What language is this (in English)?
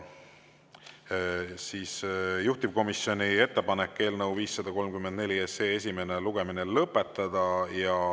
Estonian